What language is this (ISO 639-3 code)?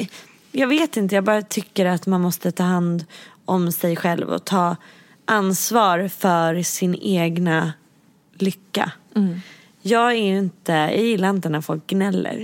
swe